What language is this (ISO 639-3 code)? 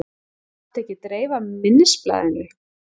isl